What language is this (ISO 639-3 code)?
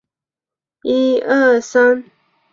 zho